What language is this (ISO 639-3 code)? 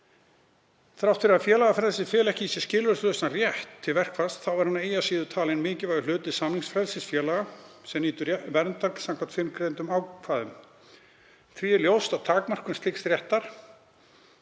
isl